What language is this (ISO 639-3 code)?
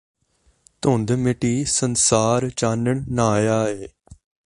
pan